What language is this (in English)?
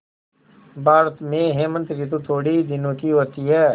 Hindi